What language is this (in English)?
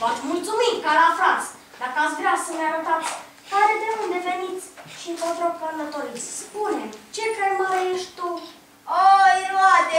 Romanian